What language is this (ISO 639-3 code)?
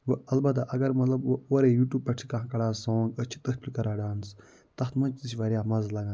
kas